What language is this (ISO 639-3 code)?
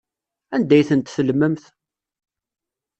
kab